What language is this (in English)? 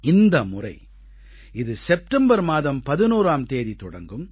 Tamil